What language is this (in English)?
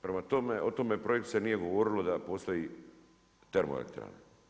Croatian